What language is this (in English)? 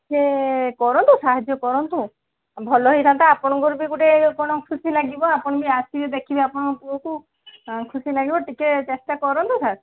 Odia